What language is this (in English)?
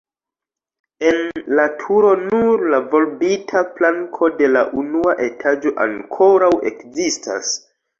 Esperanto